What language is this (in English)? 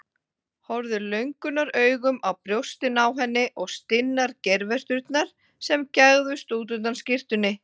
Icelandic